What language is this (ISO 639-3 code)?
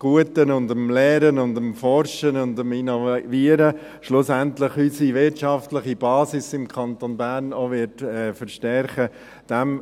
gsw